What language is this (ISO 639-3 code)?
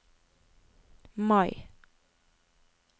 nor